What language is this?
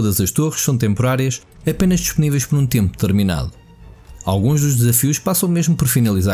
Portuguese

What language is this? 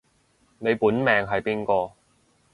Cantonese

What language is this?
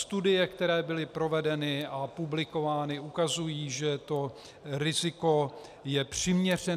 Czech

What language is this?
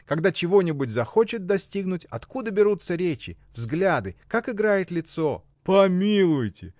Russian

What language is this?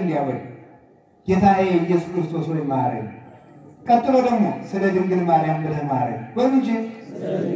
Turkish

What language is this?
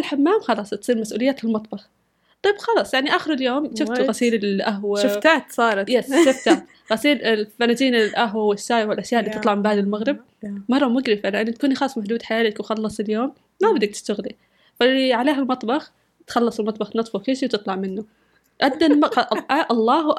Arabic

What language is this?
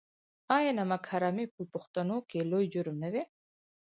Pashto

